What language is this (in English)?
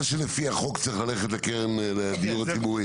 Hebrew